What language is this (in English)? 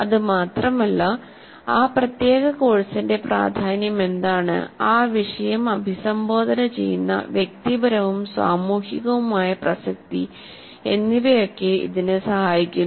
Malayalam